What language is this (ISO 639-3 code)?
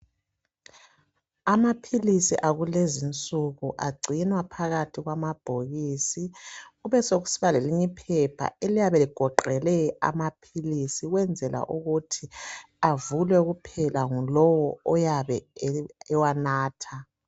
nde